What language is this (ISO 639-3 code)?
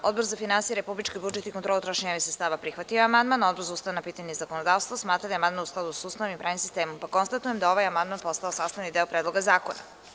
srp